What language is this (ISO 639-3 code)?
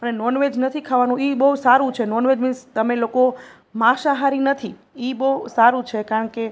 guj